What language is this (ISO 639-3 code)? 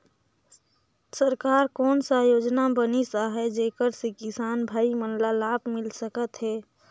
hne